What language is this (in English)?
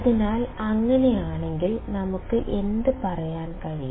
Malayalam